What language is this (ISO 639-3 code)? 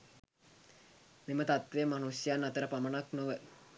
sin